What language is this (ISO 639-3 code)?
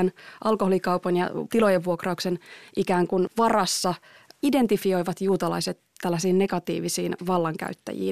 fin